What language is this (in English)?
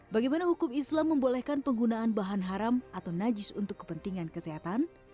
Indonesian